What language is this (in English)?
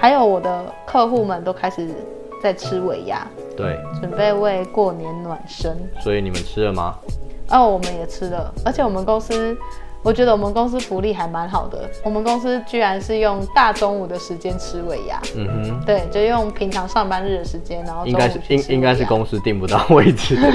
Chinese